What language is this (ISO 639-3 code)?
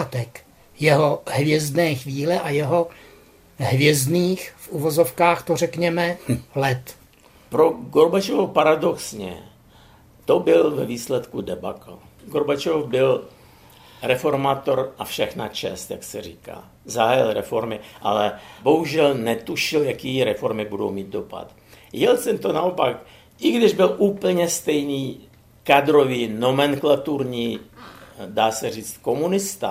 ces